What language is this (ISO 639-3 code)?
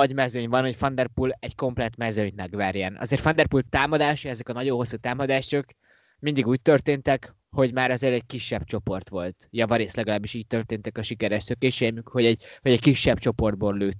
hun